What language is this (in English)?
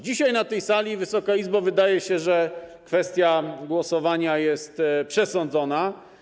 Polish